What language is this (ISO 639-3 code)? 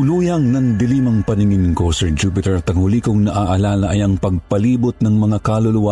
fil